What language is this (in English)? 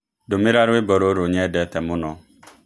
Kikuyu